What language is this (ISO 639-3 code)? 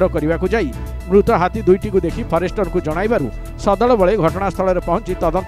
hin